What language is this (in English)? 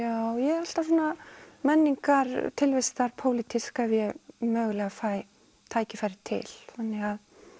Icelandic